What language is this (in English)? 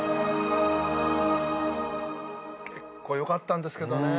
Japanese